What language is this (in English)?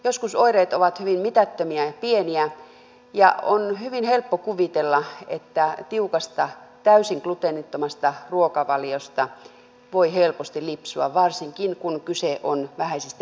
Finnish